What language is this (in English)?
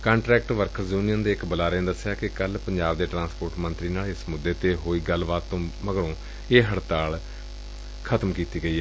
Punjabi